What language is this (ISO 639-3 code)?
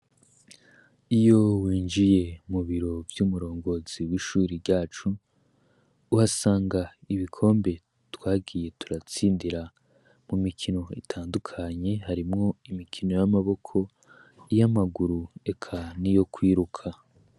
run